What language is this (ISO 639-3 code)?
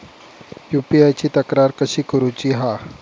mar